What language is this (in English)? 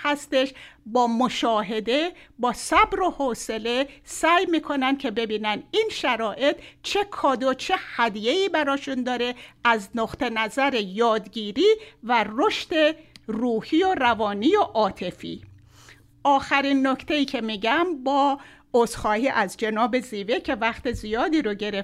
Persian